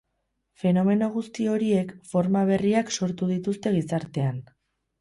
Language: Basque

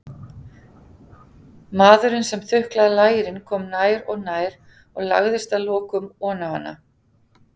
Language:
Icelandic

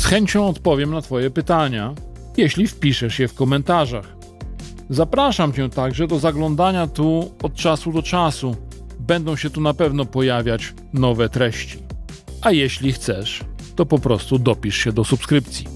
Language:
Polish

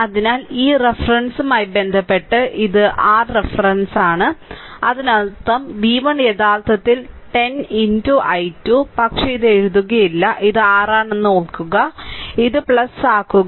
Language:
Malayalam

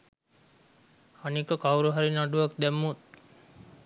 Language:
Sinhala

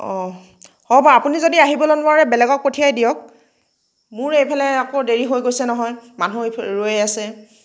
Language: Assamese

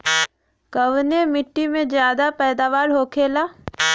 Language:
Bhojpuri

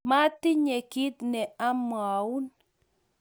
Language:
Kalenjin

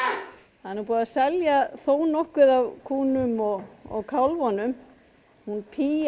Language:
Icelandic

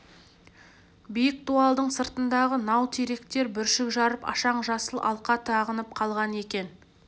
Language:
Kazakh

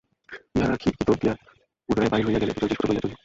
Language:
Bangla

